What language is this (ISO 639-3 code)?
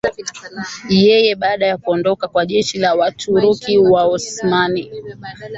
swa